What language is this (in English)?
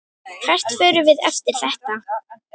Icelandic